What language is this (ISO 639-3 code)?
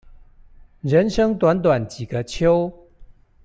zho